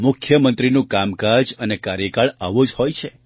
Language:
Gujarati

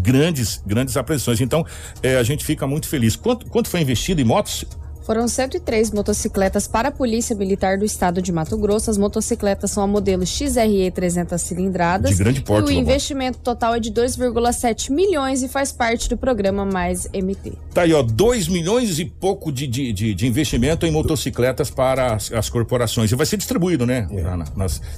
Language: Portuguese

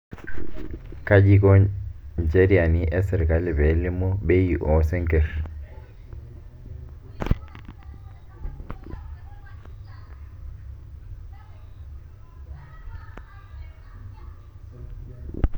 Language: Masai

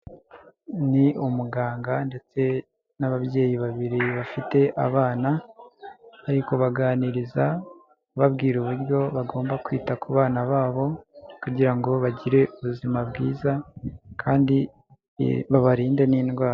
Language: Kinyarwanda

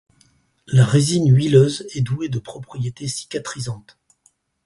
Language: French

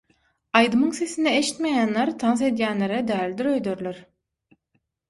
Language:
Turkmen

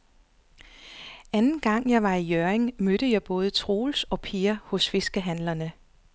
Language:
Danish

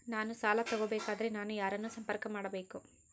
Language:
Kannada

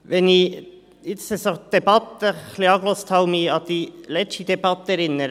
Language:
Swiss German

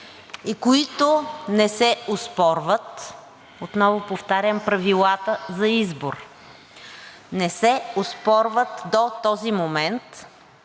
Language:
Bulgarian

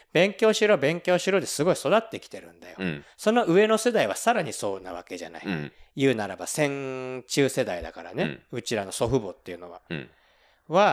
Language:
Japanese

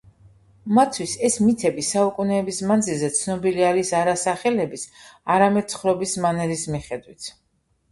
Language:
Georgian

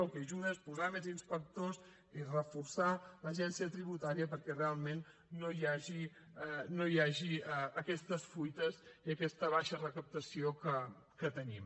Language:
Catalan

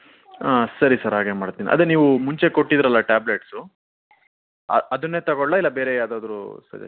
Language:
Kannada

